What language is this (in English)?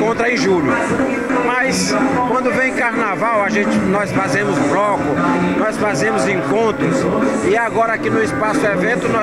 Portuguese